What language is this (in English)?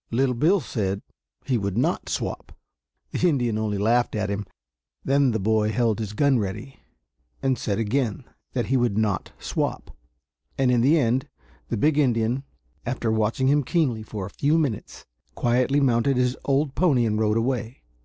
English